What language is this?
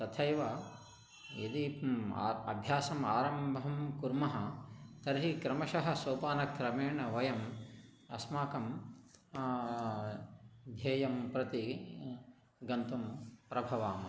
Sanskrit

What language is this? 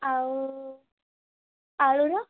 Odia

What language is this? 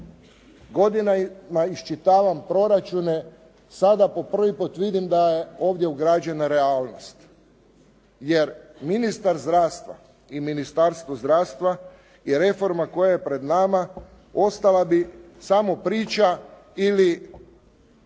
Croatian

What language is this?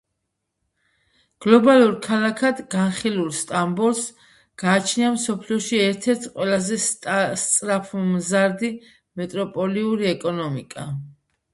Georgian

